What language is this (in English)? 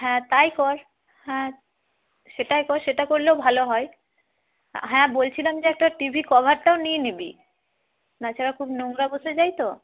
Bangla